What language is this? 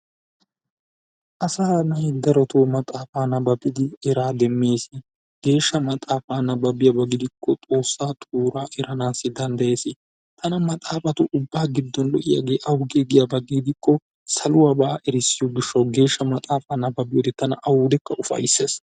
Wolaytta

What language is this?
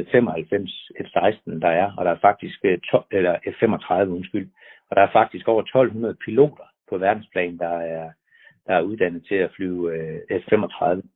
Danish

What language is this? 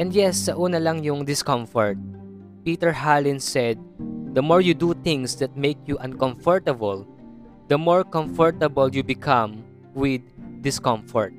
Filipino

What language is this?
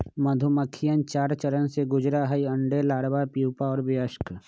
Magahi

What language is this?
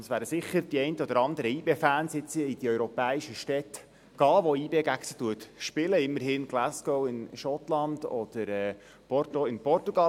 Swiss German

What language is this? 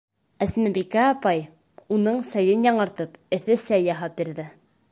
Bashkir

